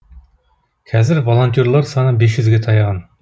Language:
Kazakh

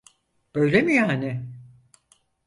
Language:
Turkish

